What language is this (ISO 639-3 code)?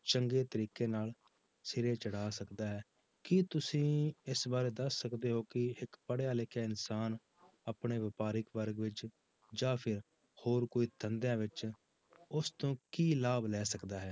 pan